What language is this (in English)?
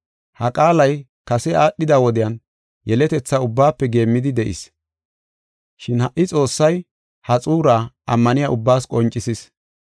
Gofa